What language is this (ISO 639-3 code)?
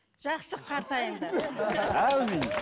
kaz